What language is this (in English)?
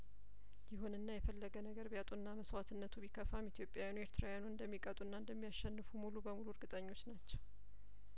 Amharic